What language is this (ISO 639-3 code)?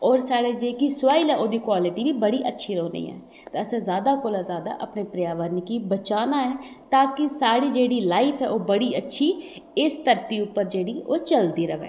doi